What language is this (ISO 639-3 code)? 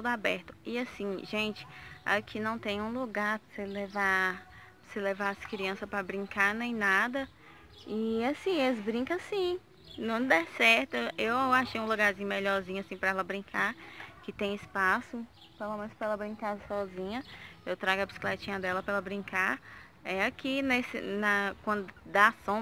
por